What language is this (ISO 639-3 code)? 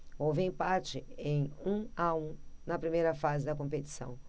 por